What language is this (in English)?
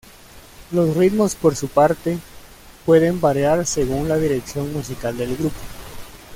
Spanish